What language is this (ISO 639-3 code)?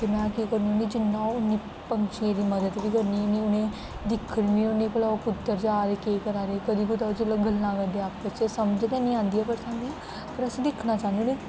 doi